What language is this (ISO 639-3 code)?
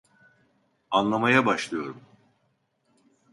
tur